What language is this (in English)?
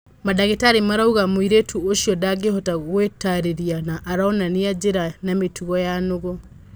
Kikuyu